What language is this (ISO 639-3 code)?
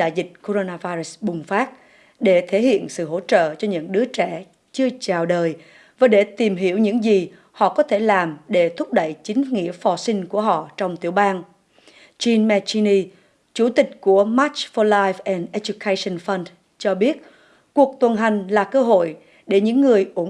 vie